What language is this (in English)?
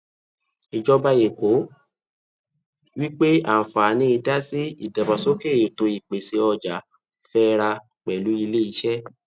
Yoruba